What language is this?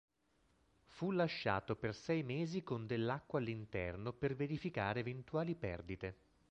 Italian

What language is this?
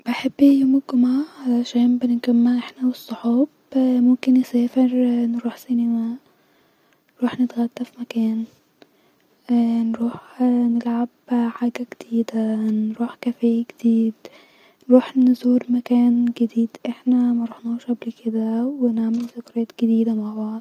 Egyptian Arabic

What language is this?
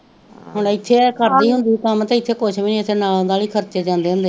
Punjabi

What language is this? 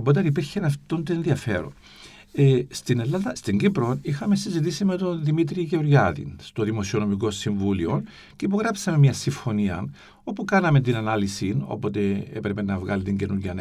Greek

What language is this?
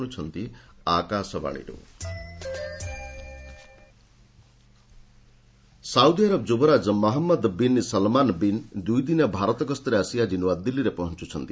Odia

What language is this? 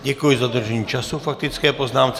Czech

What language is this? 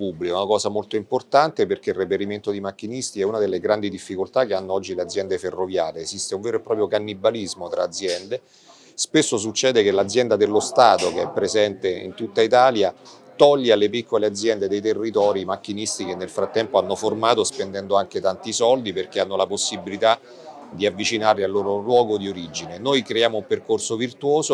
Italian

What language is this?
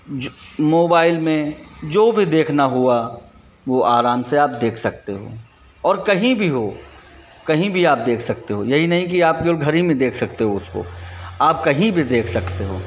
Hindi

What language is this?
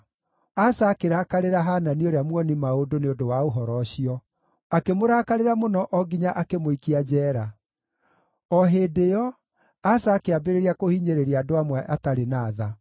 Kikuyu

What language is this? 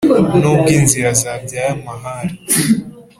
Kinyarwanda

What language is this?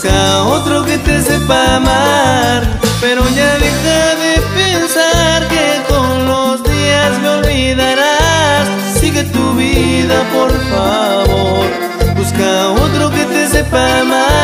Spanish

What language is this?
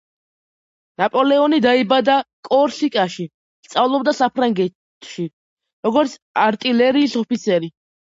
Georgian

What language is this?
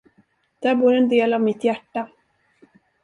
Swedish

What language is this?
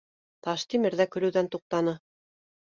Bashkir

